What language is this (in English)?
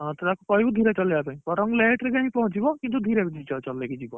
Odia